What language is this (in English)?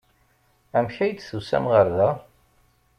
Kabyle